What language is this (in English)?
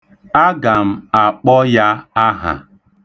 Igbo